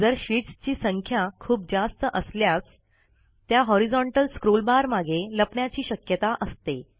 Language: Marathi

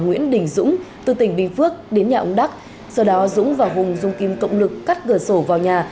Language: Vietnamese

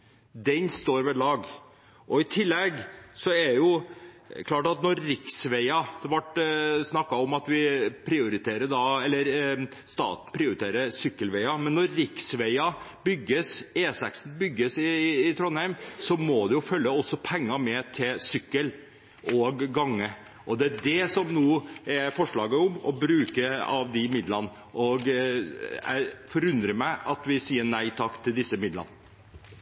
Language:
Norwegian Bokmål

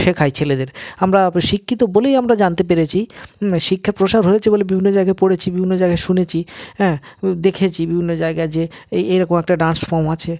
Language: Bangla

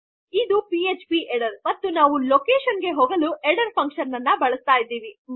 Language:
Kannada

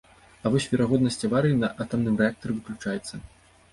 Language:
Belarusian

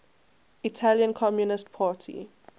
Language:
English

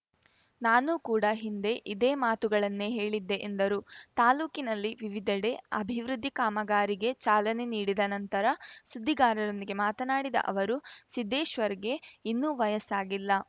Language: Kannada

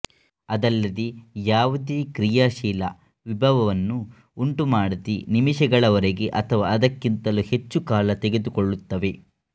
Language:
Kannada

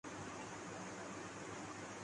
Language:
Urdu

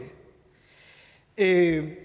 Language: Danish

